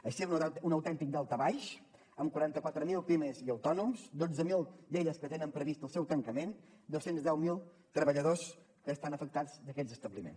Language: Catalan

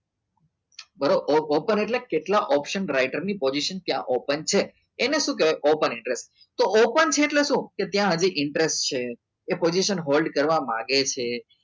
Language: Gujarati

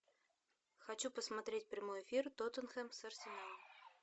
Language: Russian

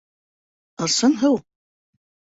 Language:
Bashkir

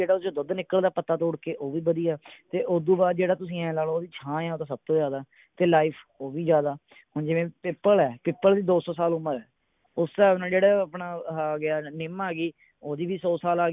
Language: Punjabi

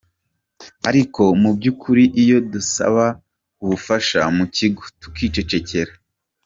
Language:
Kinyarwanda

